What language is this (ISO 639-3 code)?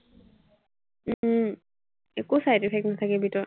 asm